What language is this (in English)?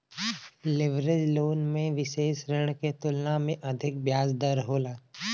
Bhojpuri